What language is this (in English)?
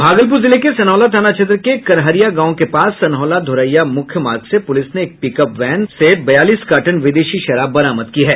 Hindi